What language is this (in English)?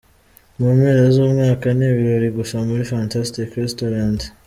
Kinyarwanda